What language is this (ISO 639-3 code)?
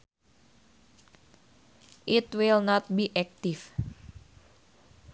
sun